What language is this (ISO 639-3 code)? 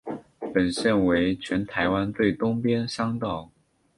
zho